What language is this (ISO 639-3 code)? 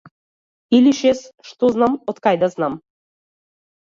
mkd